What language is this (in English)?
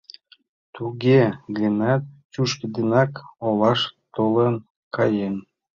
Mari